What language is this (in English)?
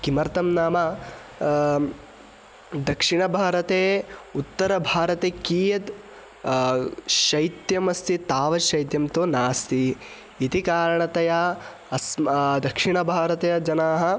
Sanskrit